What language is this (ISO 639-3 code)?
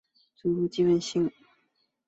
zho